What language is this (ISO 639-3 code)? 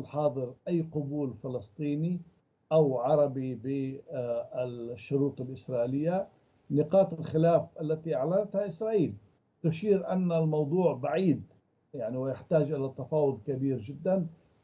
ara